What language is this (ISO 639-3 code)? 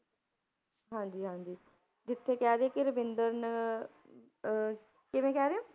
pan